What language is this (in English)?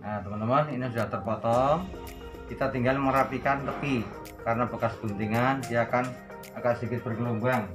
Indonesian